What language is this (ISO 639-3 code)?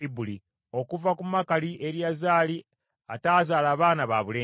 lug